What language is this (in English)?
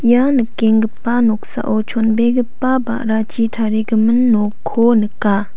Garo